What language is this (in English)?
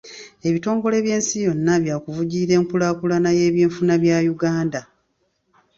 Ganda